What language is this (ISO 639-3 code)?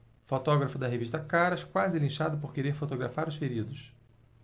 por